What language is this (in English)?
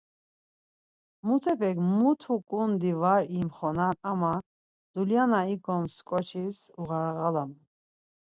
Laz